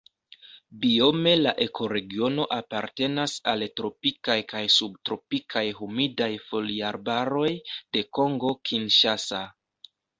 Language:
Esperanto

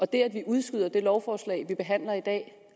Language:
Danish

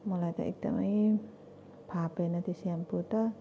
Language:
Nepali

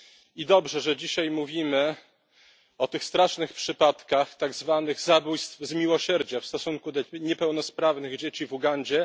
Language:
Polish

